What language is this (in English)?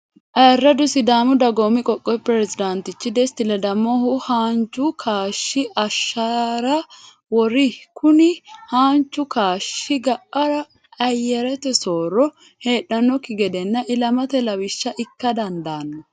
Sidamo